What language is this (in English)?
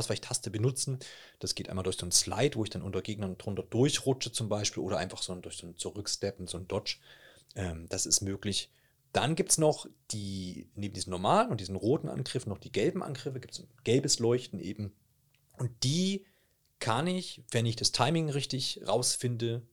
German